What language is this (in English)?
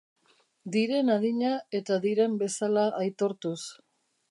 Basque